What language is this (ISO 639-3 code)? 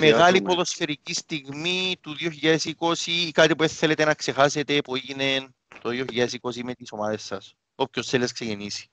ell